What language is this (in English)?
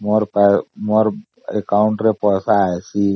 Odia